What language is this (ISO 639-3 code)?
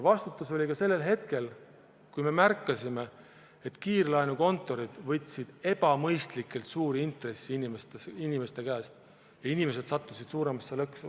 est